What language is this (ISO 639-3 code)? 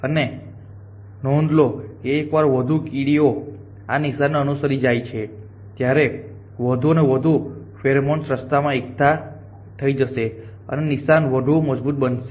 guj